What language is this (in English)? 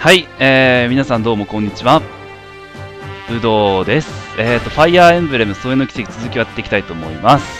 Japanese